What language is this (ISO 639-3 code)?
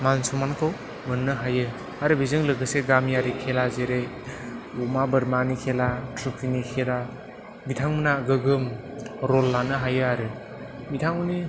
brx